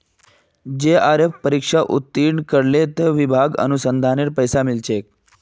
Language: Magahi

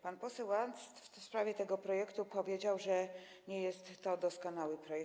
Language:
Polish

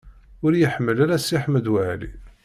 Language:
Kabyle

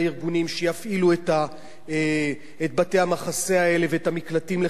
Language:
Hebrew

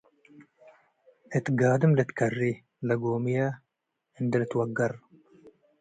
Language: Tigre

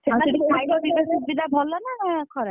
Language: Odia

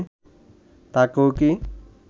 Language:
Bangla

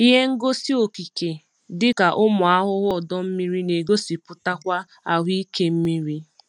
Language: Igbo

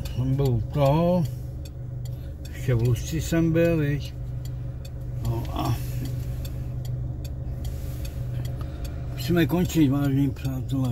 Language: Czech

